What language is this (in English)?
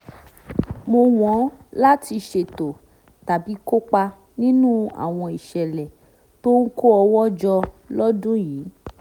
Yoruba